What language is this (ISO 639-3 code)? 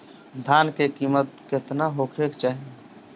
bho